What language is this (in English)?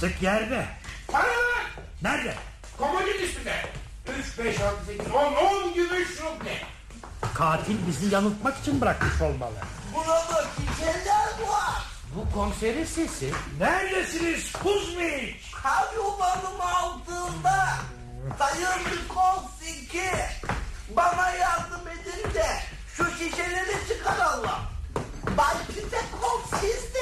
Turkish